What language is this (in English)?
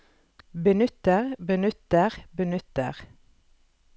Norwegian